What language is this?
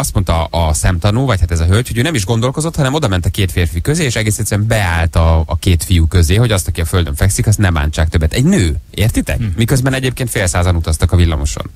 Hungarian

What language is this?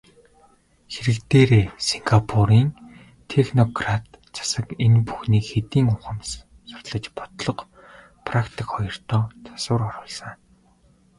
Mongolian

